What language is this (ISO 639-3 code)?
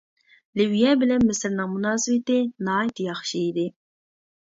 uig